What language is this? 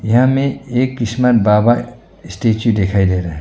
Hindi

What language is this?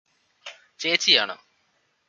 Malayalam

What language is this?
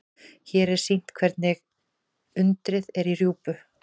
Icelandic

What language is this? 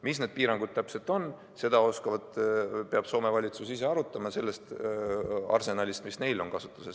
Estonian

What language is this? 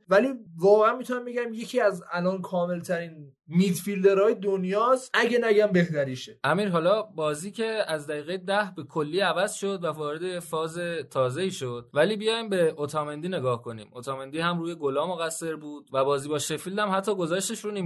Persian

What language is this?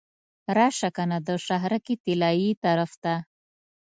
Pashto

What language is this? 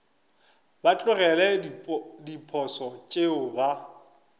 Northern Sotho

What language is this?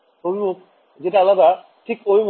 Bangla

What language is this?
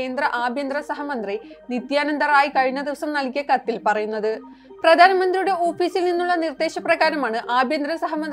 Malayalam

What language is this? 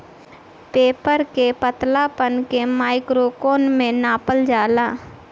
Bhojpuri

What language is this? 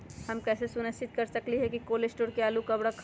Magahi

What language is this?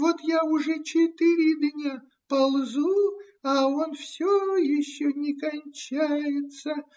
Russian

